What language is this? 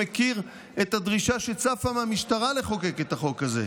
Hebrew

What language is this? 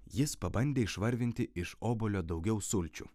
Lithuanian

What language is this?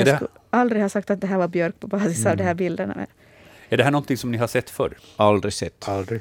Swedish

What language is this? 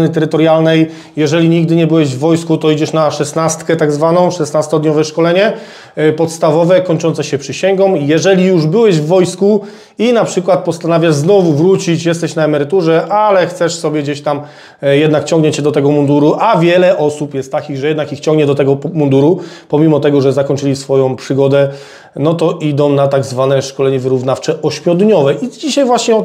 Polish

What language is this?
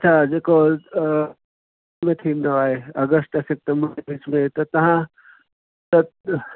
Sindhi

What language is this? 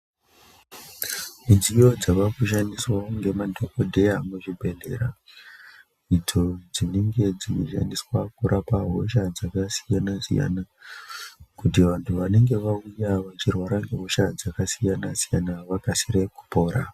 Ndau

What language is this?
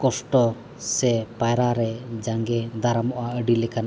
Santali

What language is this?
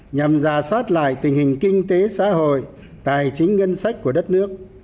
Vietnamese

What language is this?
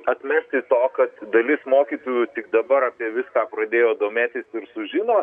Lithuanian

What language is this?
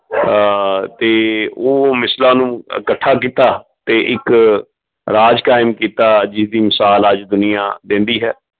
Punjabi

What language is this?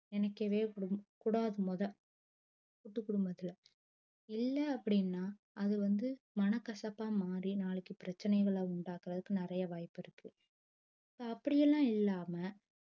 Tamil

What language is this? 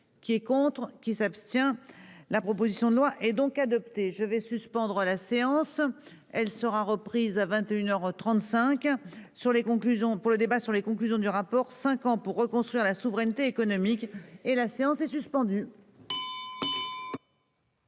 French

